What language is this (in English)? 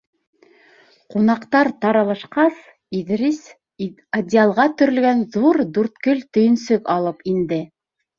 Bashkir